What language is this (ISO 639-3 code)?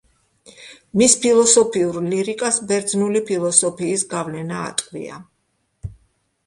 kat